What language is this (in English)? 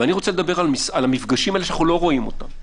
Hebrew